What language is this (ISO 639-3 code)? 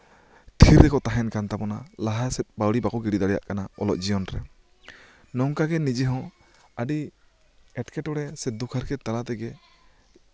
sat